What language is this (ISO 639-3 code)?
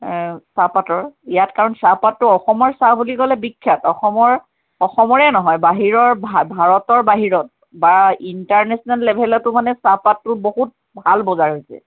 asm